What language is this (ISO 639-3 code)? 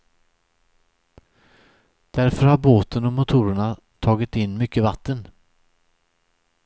swe